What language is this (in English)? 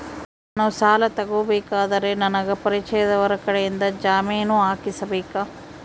Kannada